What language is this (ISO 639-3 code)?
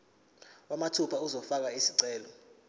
zul